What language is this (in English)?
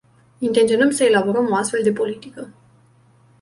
Romanian